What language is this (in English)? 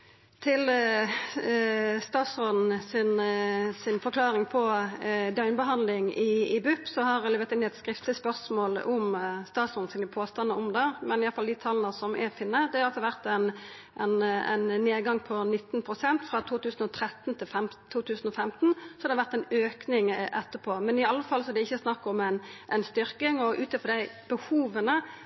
Norwegian Nynorsk